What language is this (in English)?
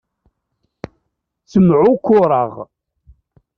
Kabyle